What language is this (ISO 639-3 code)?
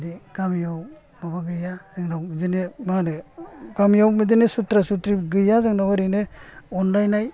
brx